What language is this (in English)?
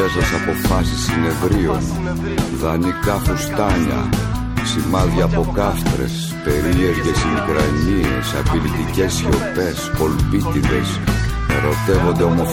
Greek